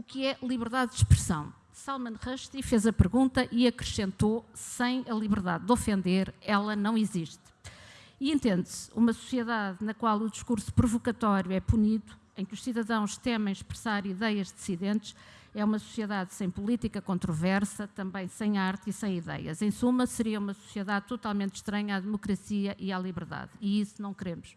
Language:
Portuguese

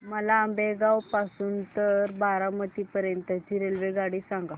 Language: Marathi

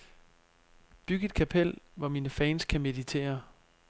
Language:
Danish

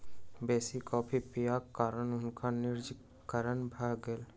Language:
Maithili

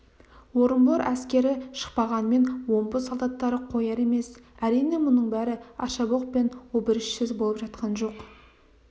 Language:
Kazakh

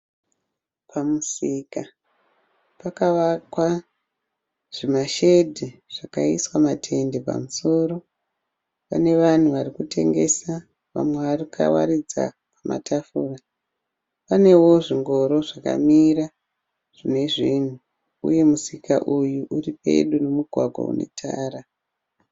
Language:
Shona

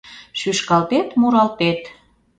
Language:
Mari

